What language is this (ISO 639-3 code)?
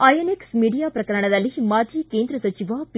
kan